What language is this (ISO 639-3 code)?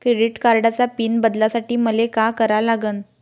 mar